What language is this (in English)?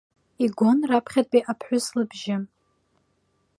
Abkhazian